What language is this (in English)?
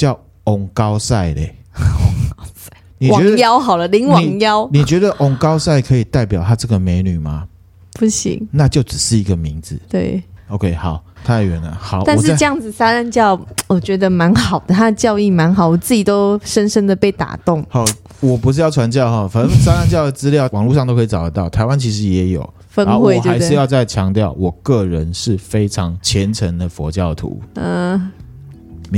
Chinese